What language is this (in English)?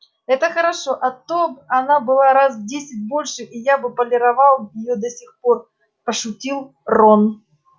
Russian